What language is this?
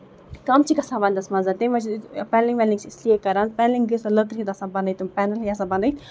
Kashmiri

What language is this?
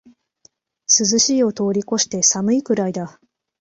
Japanese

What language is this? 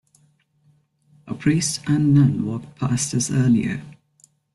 English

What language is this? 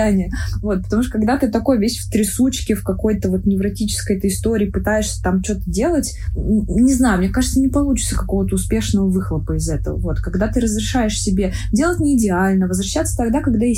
Russian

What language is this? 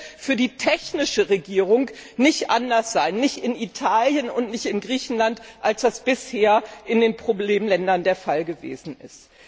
German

